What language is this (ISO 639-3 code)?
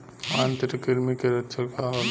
bho